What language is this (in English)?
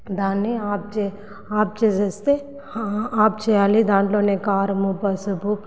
Telugu